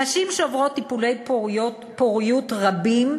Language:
Hebrew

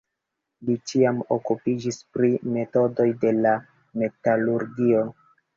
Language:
Esperanto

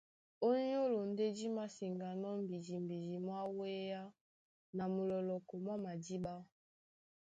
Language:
Duala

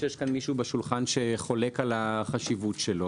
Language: Hebrew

